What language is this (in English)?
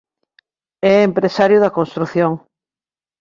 Galician